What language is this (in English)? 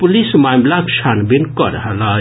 Maithili